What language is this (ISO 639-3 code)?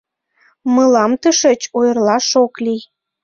chm